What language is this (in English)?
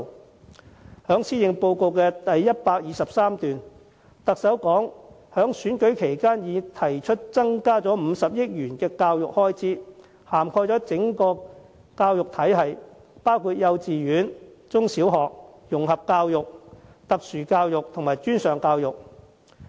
Cantonese